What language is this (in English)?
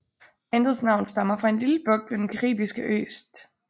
Danish